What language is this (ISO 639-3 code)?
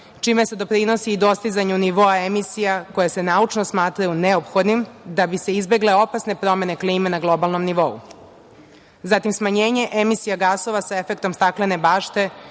srp